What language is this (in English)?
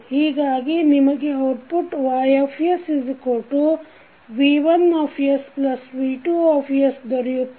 Kannada